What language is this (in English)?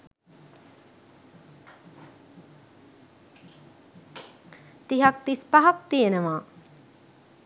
Sinhala